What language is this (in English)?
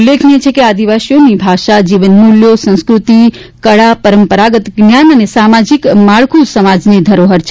Gujarati